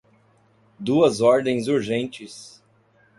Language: Portuguese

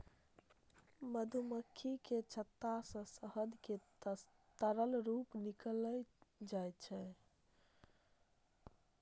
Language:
Maithili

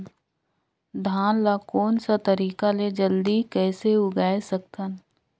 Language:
Chhattisgarhi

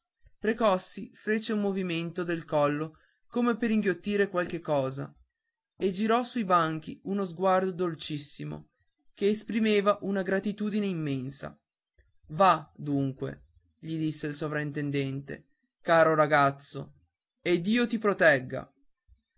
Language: Italian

